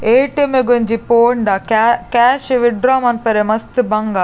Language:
Tulu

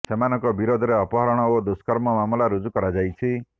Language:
Odia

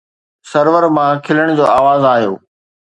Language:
Sindhi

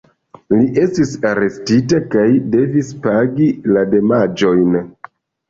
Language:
Esperanto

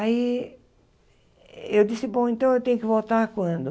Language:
Portuguese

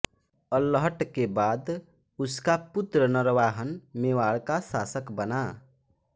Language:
Hindi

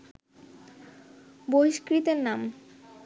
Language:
Bangla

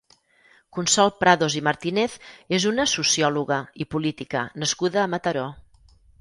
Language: Catalan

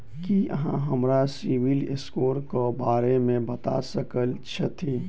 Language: Maithili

